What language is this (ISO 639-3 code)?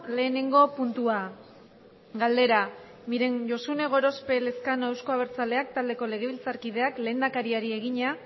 eus